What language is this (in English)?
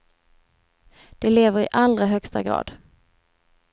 Swedish